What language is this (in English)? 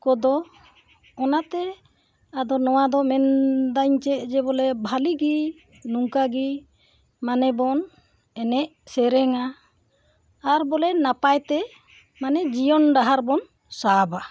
Santali